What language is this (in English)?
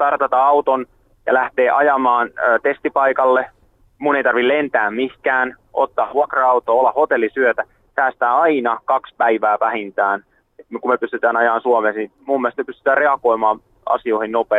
Finnish